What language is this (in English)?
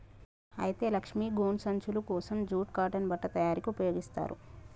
Telugu